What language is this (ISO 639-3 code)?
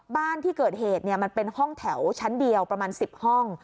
tha